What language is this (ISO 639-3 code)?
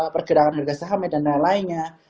ind